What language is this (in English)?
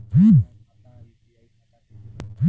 Bhojpuri